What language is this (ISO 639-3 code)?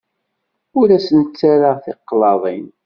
kab